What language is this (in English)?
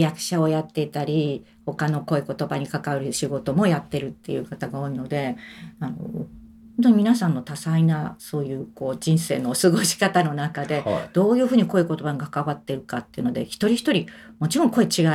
Japanese